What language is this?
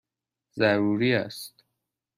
Persian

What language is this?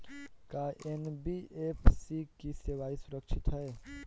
Bhojpuri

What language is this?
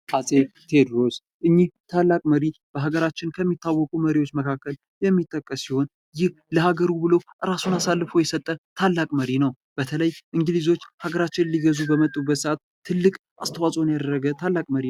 Amharic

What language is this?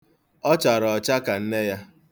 Igbo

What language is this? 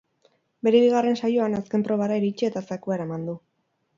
Basque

